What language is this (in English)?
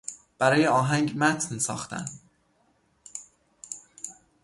Persian